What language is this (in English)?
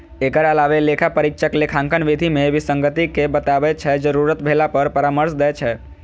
Maithili